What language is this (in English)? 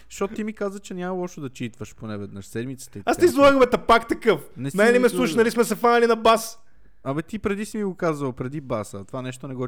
Bulgarian